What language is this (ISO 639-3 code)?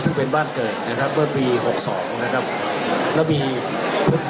tha